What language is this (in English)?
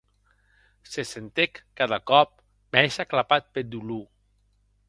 Occitan